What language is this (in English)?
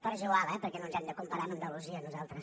Catalan